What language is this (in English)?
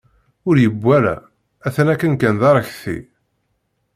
Kabyle